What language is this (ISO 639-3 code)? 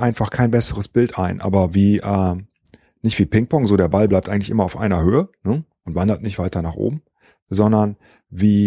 deu